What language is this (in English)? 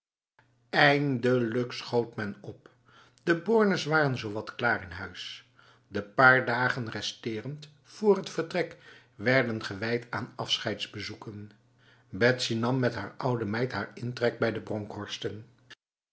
Dutch